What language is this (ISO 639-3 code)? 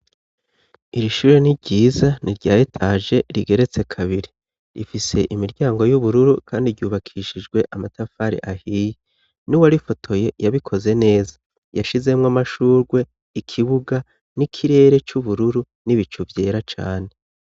run